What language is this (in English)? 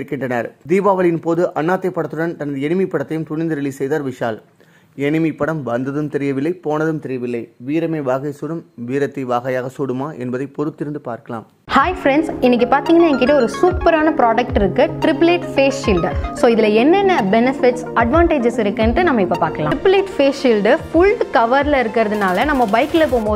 Romanian